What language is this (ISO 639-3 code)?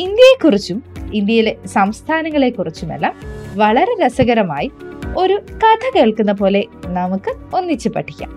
mal